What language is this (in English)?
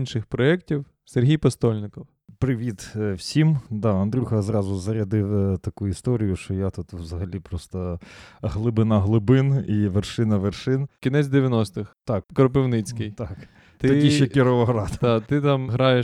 Ukrainian